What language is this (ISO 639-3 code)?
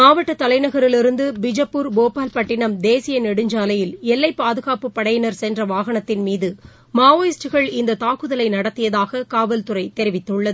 tam